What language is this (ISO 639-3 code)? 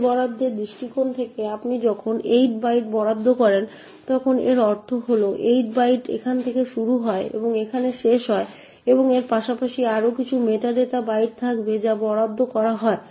ben